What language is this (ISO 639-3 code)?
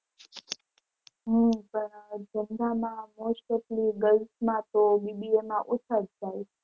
guj